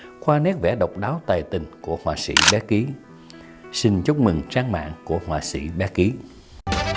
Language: Vietnamese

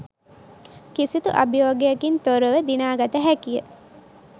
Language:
Sinhala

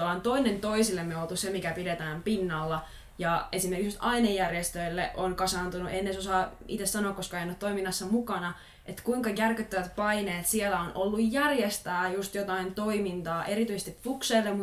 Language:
Finnish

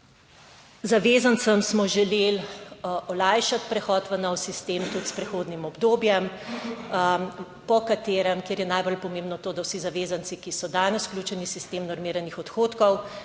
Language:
Slovenian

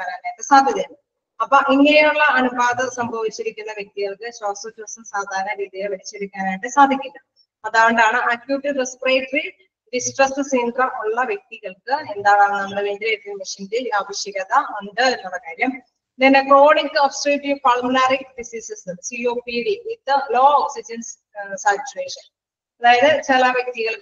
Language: Malayalam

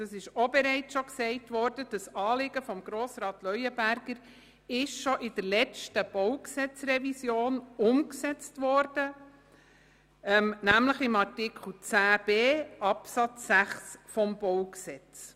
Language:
Swiss German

